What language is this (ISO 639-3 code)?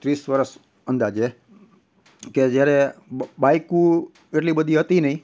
guj